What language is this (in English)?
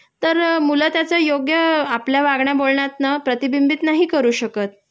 Marathi